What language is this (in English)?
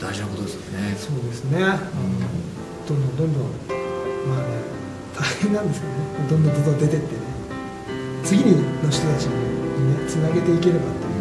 Japanese